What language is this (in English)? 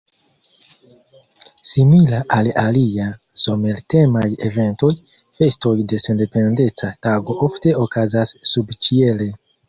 Esperanto